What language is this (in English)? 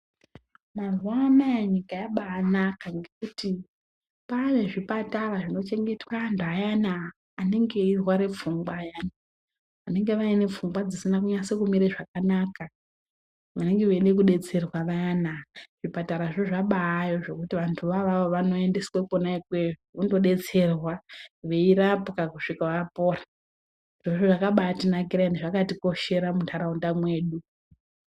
Ndau